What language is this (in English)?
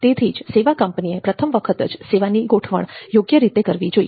Gujarati